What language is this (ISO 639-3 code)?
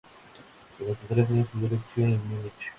spa